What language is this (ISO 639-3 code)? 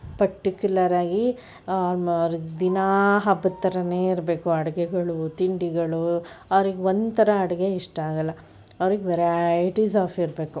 kan